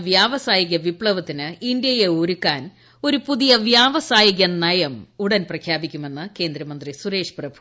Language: Malayalam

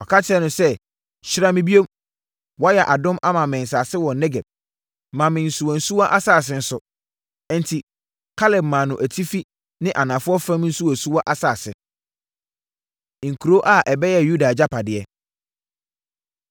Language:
Akan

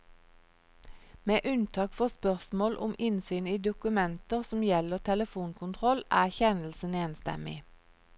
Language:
Norwegian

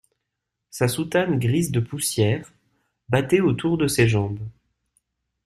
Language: French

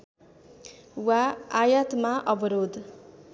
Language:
Nepali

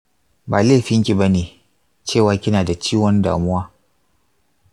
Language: Hausa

